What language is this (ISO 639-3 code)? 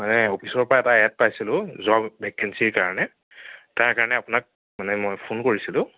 asm